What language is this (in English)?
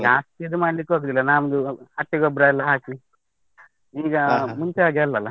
Kannada